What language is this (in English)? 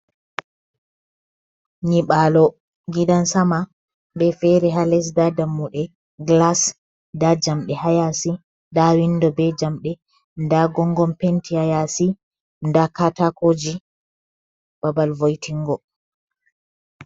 Fula